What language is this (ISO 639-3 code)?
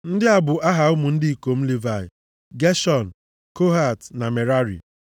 ibo